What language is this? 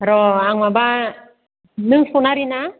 Bodo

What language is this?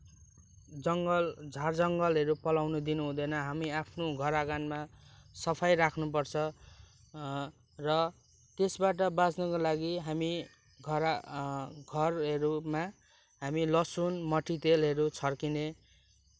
Nepali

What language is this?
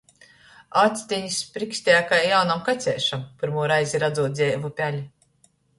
Latgalian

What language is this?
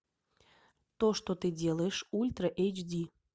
Russian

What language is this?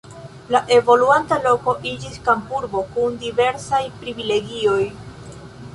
Esperanto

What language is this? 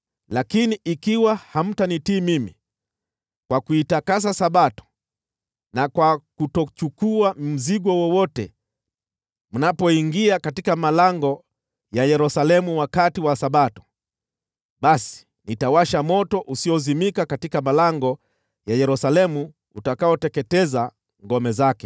Swahili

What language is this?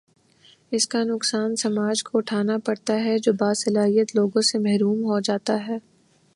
Urdu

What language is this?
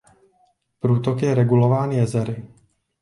Czech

